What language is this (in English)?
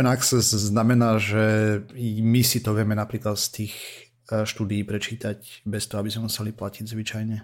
Slovak